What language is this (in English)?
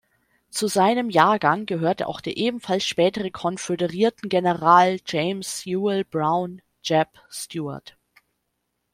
German